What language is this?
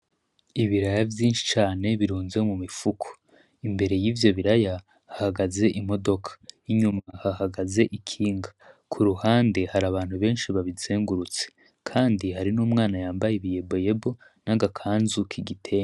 Rundi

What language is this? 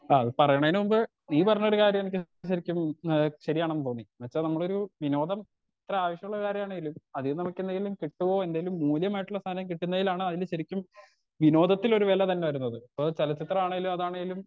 Malayalam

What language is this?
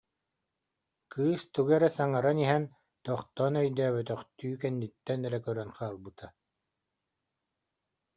Yakut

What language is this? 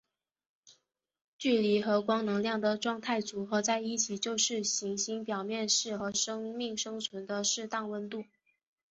Chinese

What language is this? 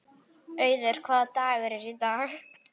Icelandic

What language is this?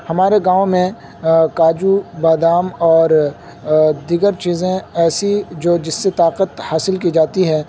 Urdu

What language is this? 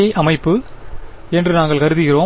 Tamil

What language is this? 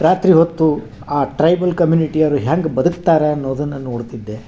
Kannada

